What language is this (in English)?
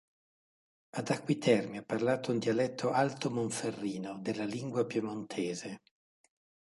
Italian